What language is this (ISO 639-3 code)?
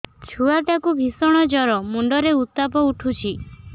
ori